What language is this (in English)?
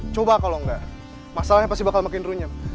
Indonesian